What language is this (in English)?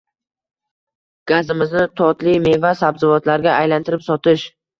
Uzbek